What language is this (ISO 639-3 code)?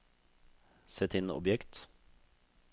nor